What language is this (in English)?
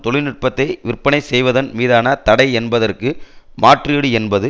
Tamil